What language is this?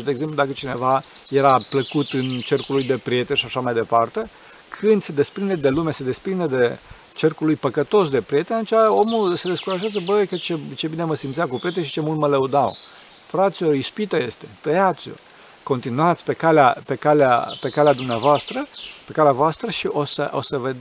Romanian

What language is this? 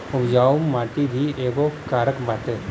Bhojpuri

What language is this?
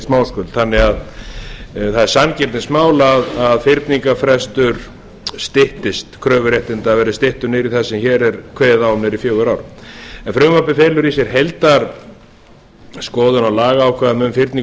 Icelandic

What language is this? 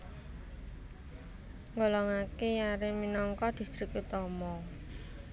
Javanese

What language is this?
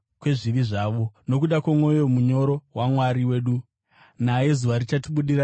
Shona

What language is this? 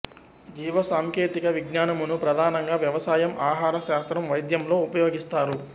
Telugu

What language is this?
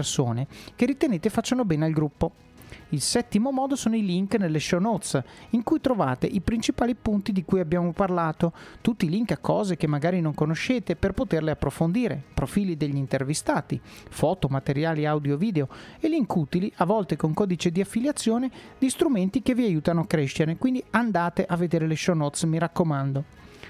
Italian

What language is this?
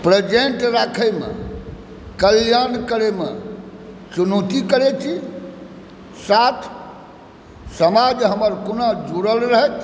Maithili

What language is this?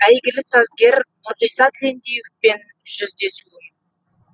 Kazakh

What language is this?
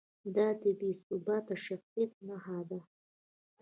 Pashto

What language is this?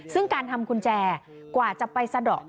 Thai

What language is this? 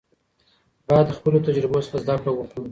Pashto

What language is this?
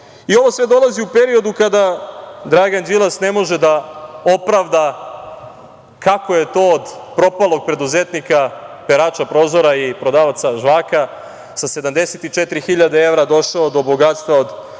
Serbian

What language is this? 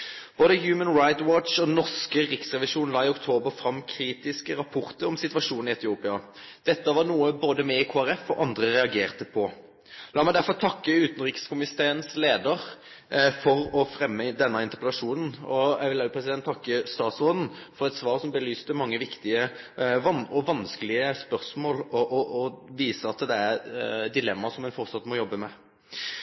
Norwegian Nynorsk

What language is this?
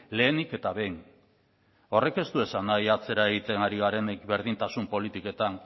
Basque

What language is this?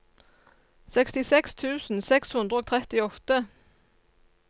Norwegian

